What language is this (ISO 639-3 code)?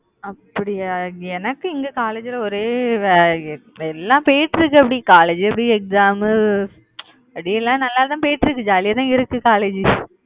tam